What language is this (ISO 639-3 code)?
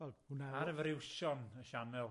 cym